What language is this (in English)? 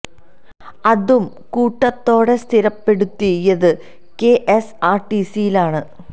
Malayalam